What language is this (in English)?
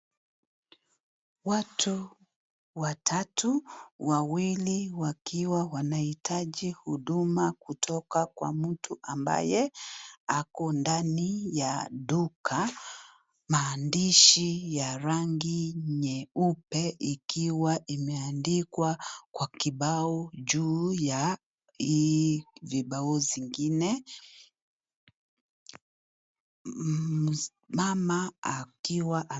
Swahili